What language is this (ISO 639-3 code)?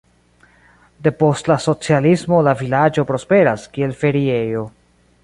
epo